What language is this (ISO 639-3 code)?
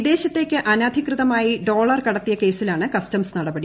mal